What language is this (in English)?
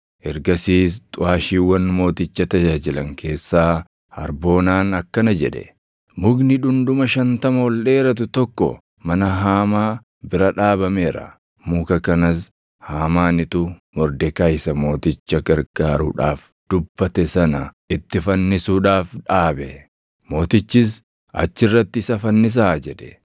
Oromo